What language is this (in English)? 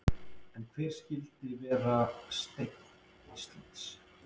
Icelandic